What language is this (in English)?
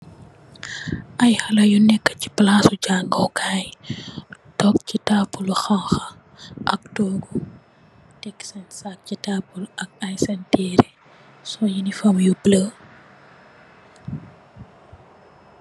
Wolof